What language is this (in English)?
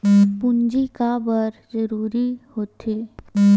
Chhattisgarhi